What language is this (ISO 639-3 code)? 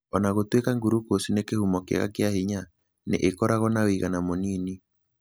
kik